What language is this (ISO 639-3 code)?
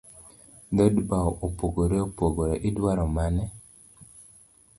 luo